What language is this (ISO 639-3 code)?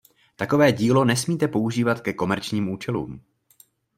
ces